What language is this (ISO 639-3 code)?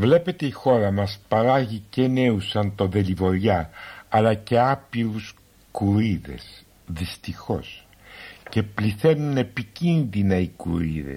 ell